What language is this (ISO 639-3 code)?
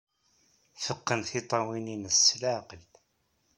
kab